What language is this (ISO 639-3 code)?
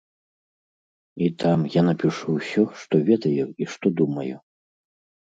bel